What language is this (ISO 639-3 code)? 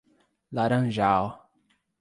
por